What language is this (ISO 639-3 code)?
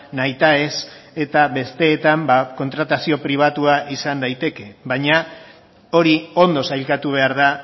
eus